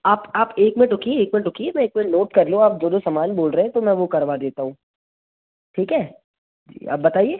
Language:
Hindi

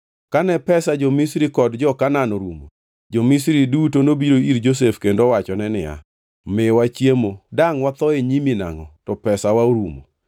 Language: Luo (Kenya and Tanzania)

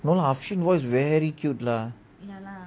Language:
English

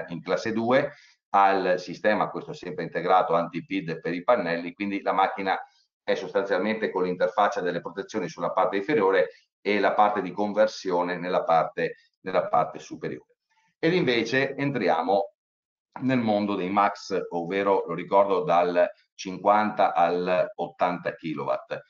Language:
Italian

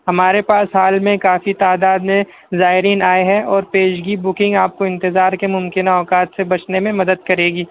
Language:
Urdu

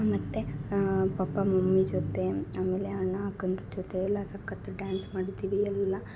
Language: Kannada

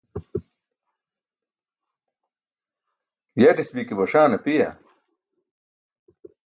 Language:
Burushaski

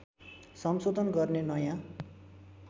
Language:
Nepali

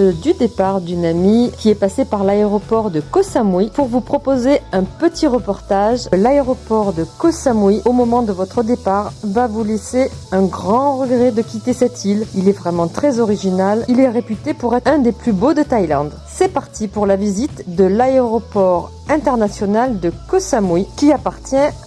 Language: French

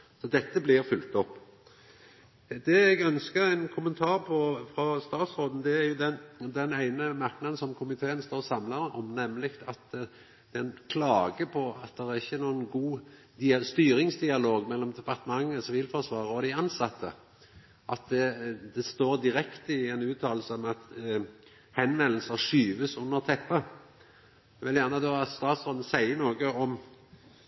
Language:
Norwegian Nynorsk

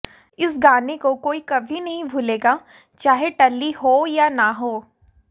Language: Hindi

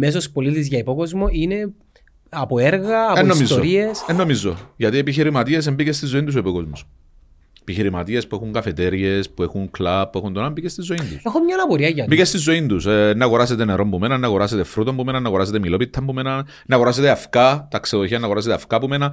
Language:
Greek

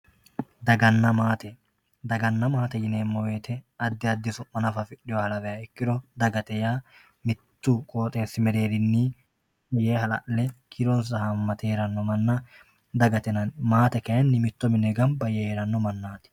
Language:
Sidamo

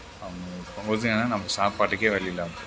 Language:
Tamil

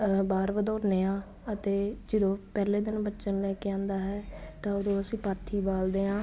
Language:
Punjabi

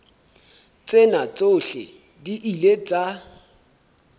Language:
Southern Sotho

